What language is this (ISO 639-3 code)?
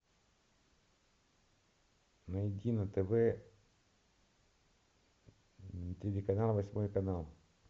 rus